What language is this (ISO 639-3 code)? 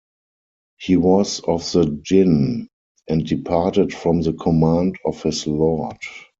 eng